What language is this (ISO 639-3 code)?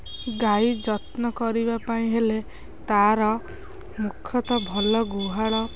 ori